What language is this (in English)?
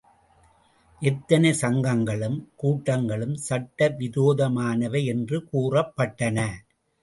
Tamil